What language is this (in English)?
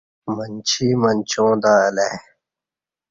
Kati